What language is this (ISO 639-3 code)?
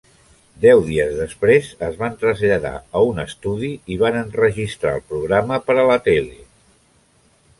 cat